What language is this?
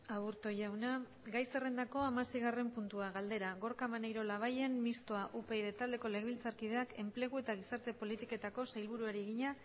Basque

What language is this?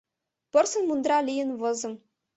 Mari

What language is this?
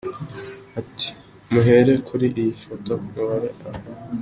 Kinyarwanda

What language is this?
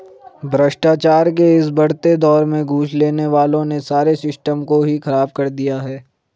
Hindi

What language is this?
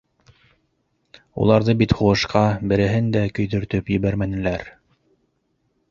Bashkir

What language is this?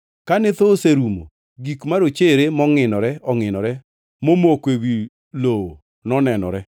Luo (Kenya and Tanzania)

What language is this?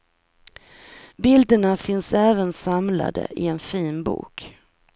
Swedish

